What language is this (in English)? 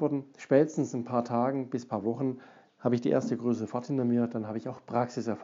German